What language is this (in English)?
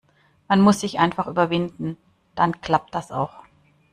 German